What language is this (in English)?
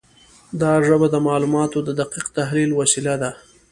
Pashto